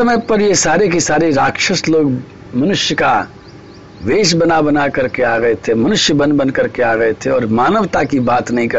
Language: Hindi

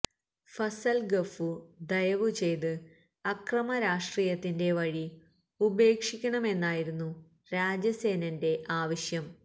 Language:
Malayalam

